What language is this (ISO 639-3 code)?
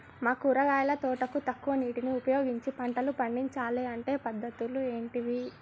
tel